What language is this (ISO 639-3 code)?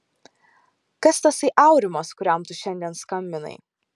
lit